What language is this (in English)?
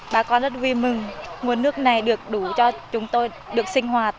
Vietnamese